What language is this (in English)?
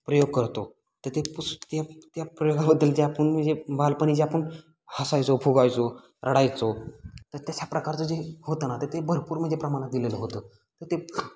Marathi